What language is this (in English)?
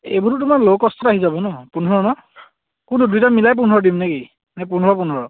Assamese